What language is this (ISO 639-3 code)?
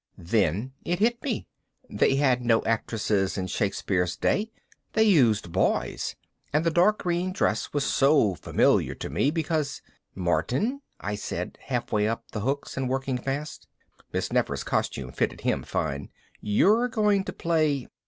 eng